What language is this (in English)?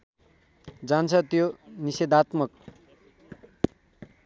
Nepali